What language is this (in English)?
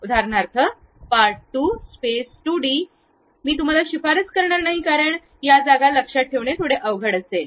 Marathi